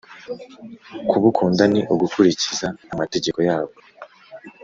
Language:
Kinyarwanda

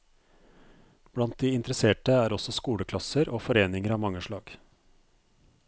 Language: Norwegian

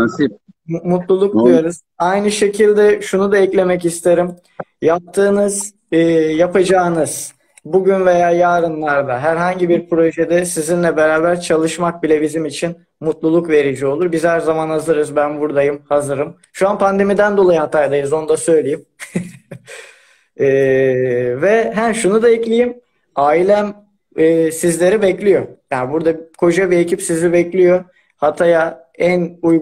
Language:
Turkish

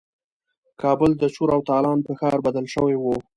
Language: Pashto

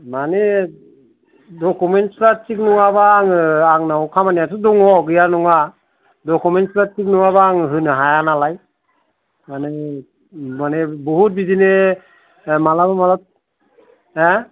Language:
Bodo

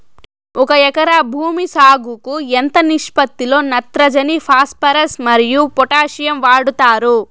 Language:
Telugu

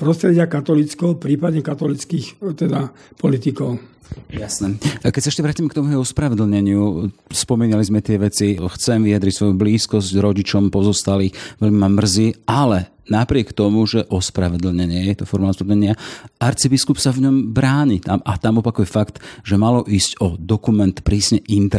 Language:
Slovak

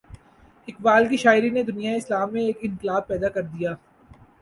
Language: Urdu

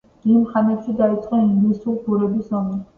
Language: Georgian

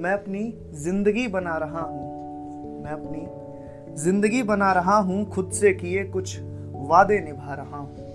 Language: Hindi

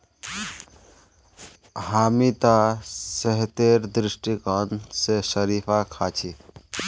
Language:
Magahi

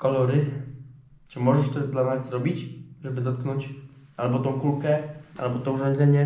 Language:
Polish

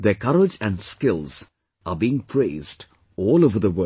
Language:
English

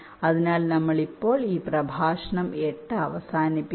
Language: Malayalam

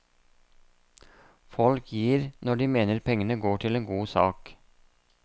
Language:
Norwegian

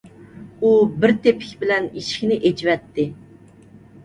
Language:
Uyghur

